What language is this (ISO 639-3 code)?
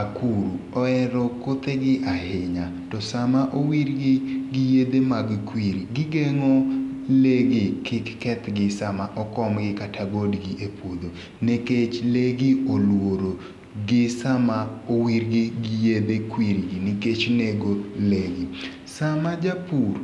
luo